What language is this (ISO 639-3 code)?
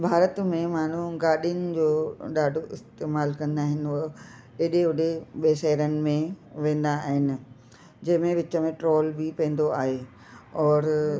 snd